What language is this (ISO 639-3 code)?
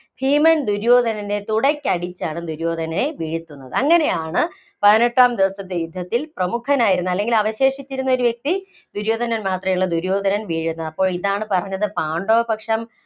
mal